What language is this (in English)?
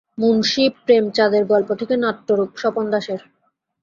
Bangla